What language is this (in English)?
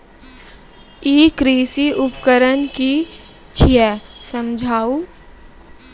Maithili